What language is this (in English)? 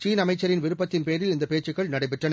Tamil